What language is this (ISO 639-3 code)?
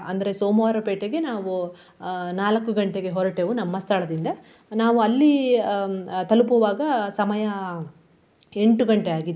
kan